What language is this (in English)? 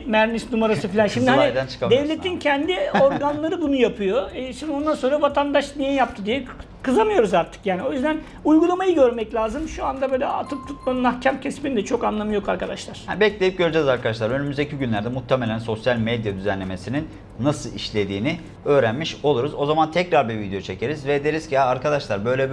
Turkish